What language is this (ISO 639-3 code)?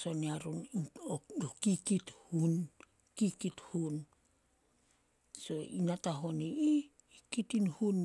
sol